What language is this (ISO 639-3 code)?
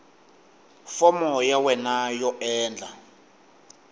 tso